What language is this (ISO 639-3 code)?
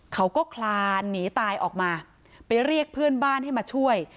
tha